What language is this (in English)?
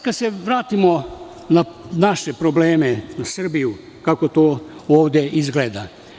Serbian